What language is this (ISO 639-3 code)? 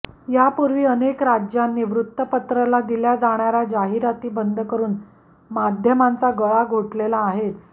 mar